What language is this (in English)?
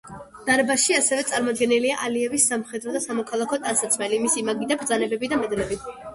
Georgian